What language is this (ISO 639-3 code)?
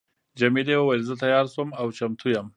pus